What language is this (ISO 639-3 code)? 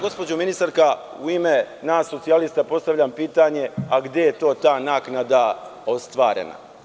srp